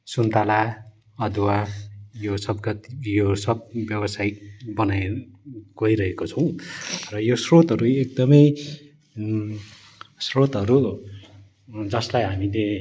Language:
Nepali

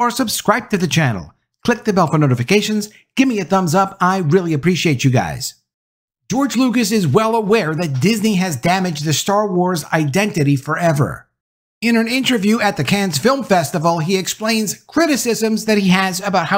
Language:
English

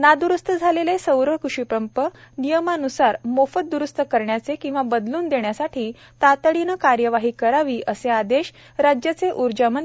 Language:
Marathi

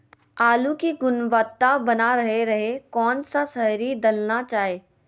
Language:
Magahi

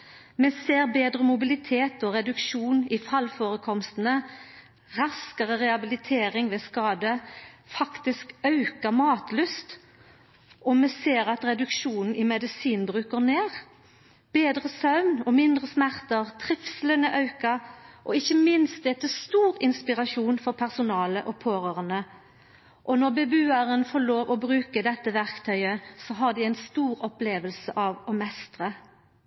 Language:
Norwegian Nynorsk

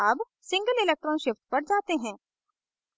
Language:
Hindi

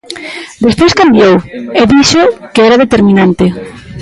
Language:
Galician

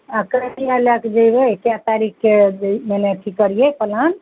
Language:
Maithili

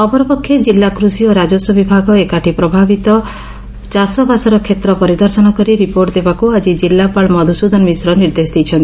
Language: Odia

